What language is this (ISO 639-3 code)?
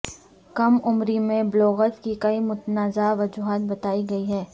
urd